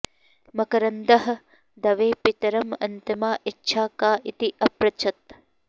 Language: Sanskrit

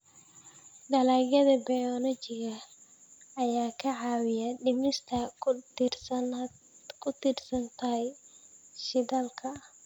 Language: Somali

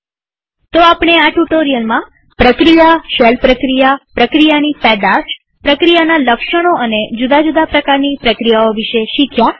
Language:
Gujarati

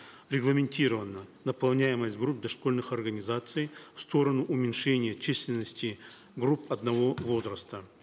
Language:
Kazakh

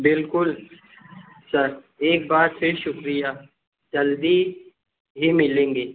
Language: Urdu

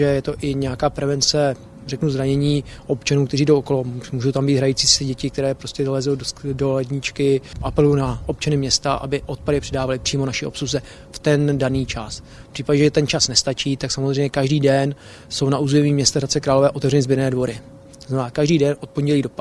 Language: Czech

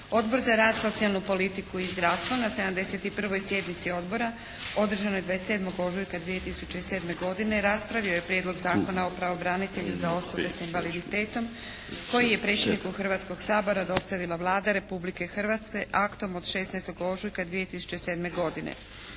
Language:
Croatian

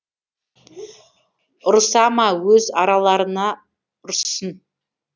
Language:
Kazakh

